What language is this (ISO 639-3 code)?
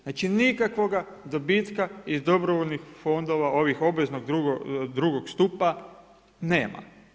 hrv